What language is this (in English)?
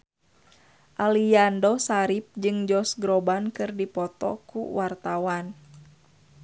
Sundanese